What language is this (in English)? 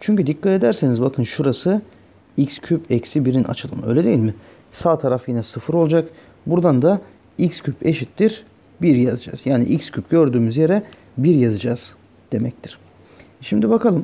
Turkish